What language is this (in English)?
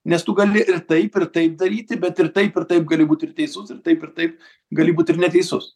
Lithuanian